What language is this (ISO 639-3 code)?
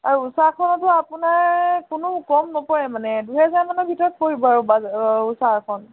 asm